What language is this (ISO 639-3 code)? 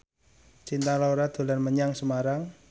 jav